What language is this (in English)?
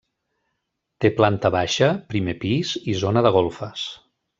Catalan